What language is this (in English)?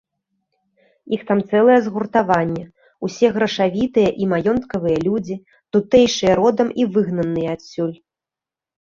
Belarusian